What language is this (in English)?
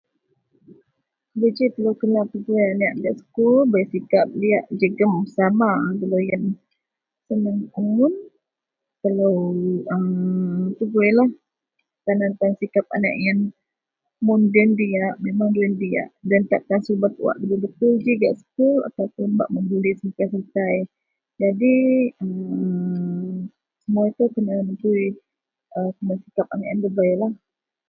Central Melanau